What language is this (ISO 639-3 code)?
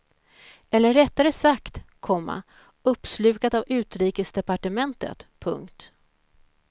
swe